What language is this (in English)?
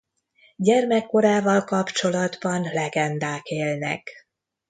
Hungarian